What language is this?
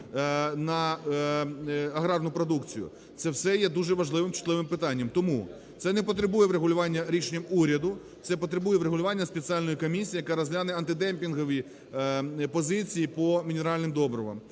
Ukrainian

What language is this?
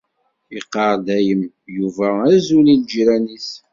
Kabyle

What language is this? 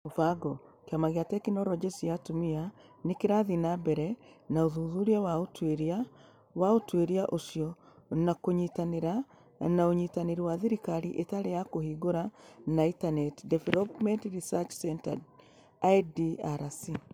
Kikuyu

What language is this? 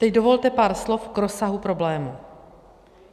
Czech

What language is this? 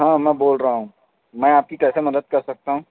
Urdu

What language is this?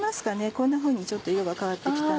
Japanese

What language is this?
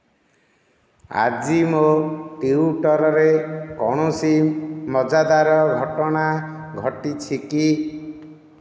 Odia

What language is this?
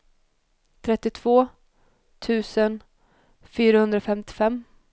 Swedish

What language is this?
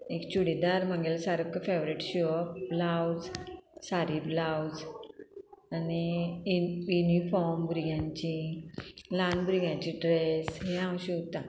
Konkani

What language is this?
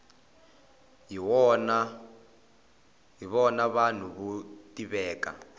Tsonga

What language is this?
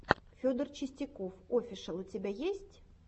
Russian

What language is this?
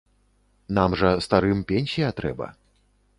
Belarusian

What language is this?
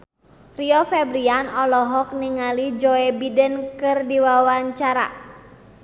Sundanese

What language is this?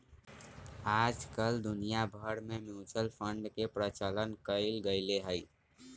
Magahi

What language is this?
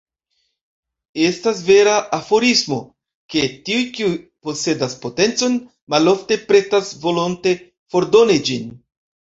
Esperanto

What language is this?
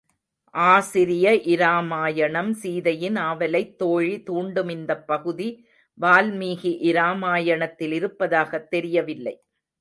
Tamil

